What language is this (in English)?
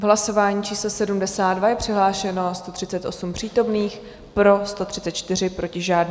Czech